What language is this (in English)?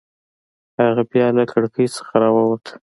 Pashto